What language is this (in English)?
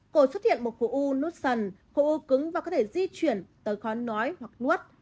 Vietnamese